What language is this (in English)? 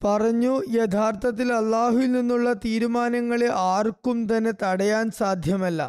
Malayalam